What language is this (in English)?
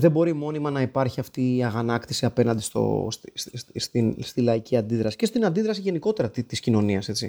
Greek